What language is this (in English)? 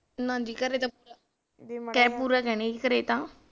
Punjabi